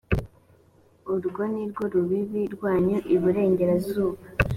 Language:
Kinyarwanda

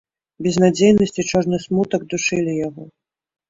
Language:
Belarusian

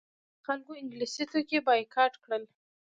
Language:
Pashto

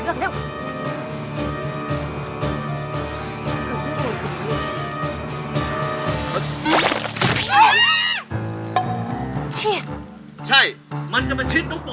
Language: Thai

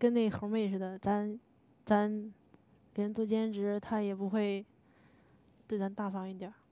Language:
Chinese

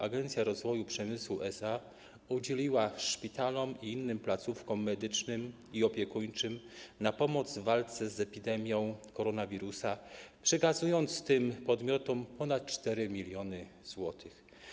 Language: Polish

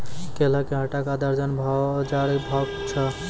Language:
Maithili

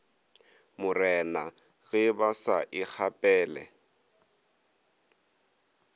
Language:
Northern Sotho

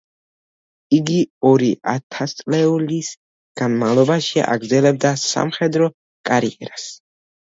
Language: Georgian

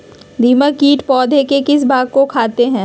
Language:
Magahi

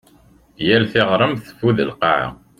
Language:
Kabyle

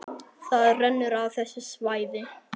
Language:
Icelandic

